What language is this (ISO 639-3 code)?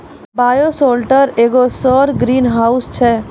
mai